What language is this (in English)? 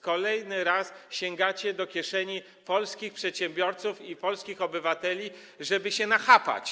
Polish